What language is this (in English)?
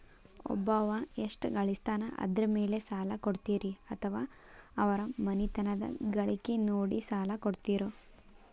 Kannada